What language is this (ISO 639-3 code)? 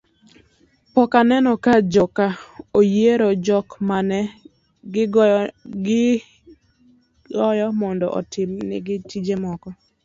luo